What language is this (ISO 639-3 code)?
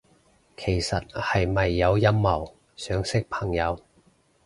yue